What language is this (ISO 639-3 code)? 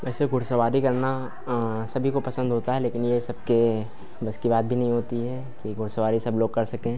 hin